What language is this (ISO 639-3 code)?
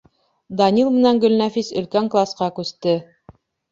bak